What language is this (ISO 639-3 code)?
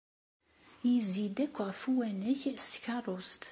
kab